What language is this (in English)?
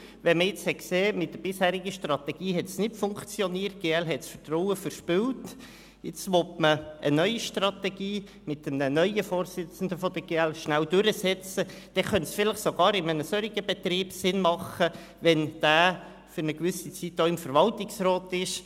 Swiss German